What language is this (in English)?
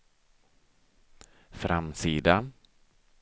Swedish